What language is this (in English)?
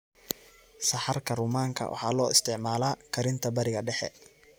Somali